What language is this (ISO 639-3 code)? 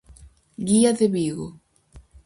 glg